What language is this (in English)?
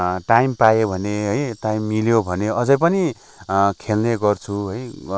Nepali